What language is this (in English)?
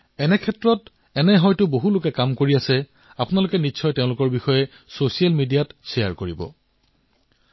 Assamese